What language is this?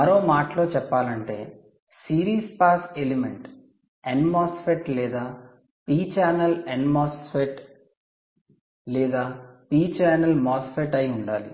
Telugu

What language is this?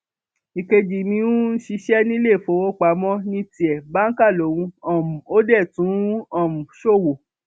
Yoruba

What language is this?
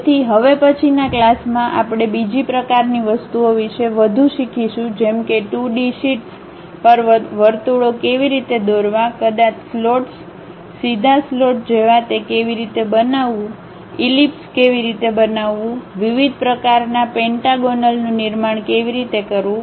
Gujarati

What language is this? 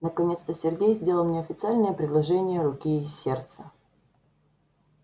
Russian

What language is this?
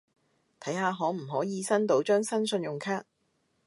Cantonese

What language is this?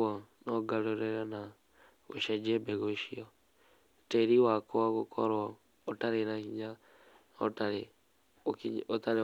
Kikuyu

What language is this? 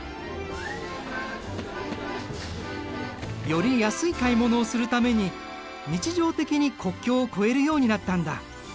Japanese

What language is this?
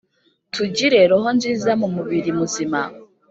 Kinyarwanda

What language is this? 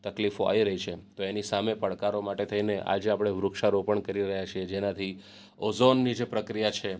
Gujarati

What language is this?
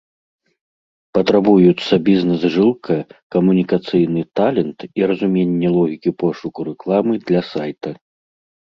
Belarusian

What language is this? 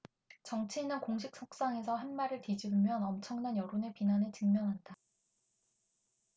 Korean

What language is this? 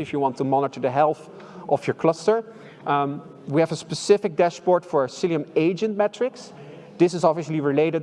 English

